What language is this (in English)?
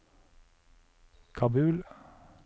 Norwegian